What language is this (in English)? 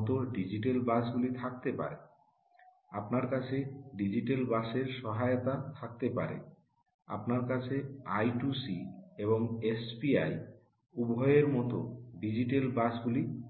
Bangla